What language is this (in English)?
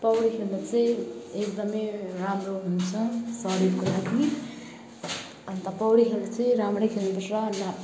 Nepali